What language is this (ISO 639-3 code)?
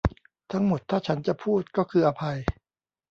tha